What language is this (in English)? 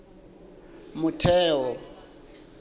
Southern Sotho